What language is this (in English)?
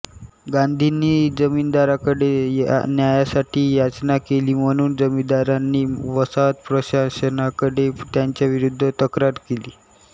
Marathi